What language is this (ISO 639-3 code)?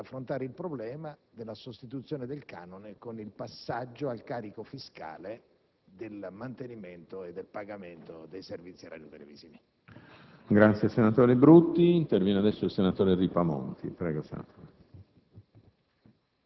ita